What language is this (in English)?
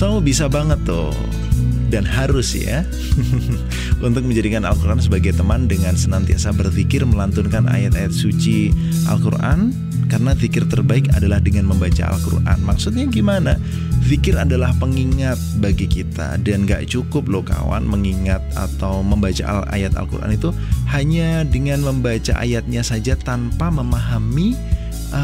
Indonesian